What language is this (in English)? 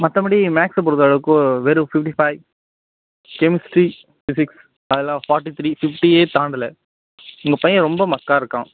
Tamil